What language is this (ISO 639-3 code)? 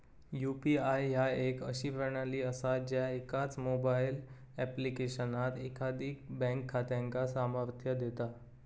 mar